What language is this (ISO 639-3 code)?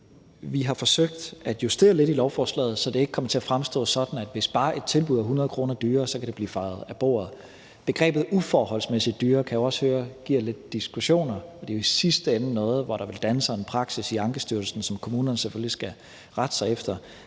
dan